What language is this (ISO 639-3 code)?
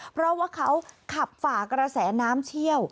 tha